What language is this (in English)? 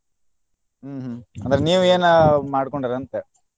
Kannada